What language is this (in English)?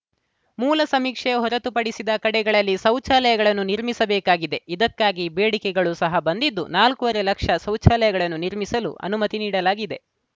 Kannada